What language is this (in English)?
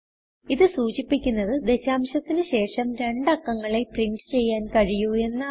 Malayalam